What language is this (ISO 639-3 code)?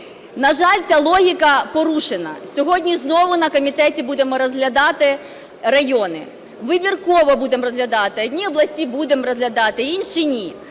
ukr